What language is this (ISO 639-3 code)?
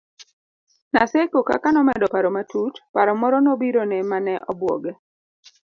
luo